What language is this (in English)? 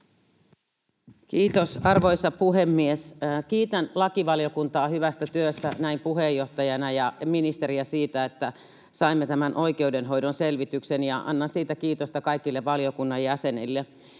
Finnish